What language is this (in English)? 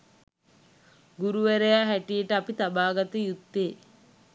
Sinhala